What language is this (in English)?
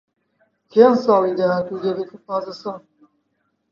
Central Kurdish